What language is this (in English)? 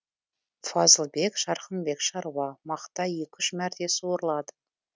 Kazakh